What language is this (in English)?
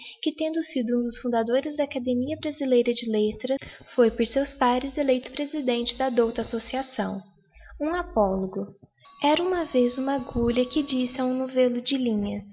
Portuguese